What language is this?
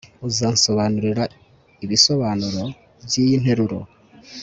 Kinyarwanda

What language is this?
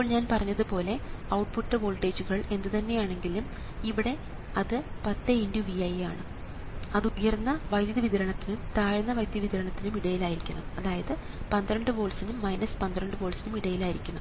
Malayalam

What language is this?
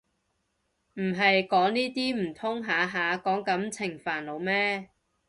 Cantonese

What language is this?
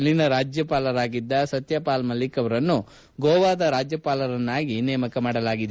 Kannada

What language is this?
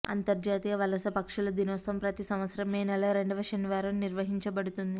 Telugu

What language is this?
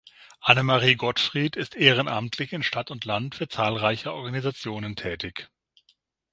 German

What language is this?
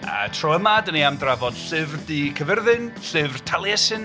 Welsh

